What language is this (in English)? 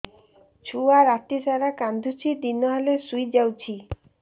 Odia